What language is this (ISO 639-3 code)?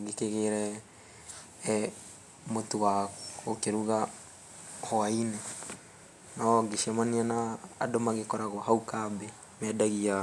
kik